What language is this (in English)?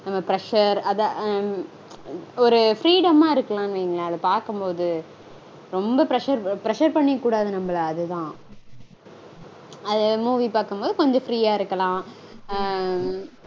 Tamil